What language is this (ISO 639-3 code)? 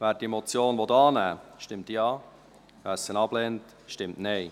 gsw